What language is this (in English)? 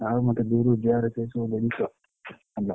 Odia